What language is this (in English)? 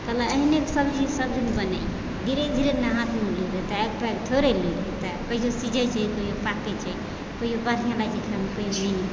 Maithili